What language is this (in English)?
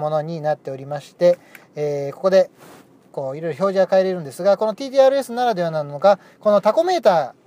Japanese